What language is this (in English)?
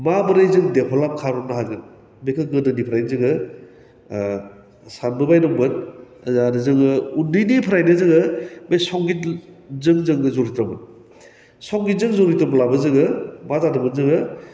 Bodo